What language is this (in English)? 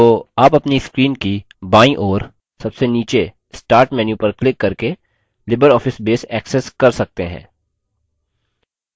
Hindi